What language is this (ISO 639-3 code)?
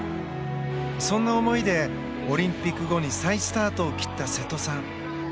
jpn